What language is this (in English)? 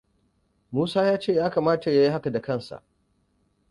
Hausa